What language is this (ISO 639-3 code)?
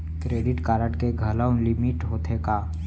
hne